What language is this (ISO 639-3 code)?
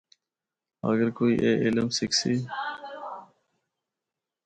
hno